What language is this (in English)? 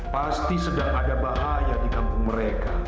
Indonesian